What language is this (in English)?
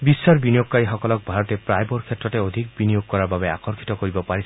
Assamese